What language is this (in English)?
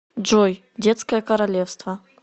Russian